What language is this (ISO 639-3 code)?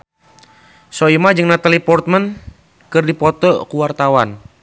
sun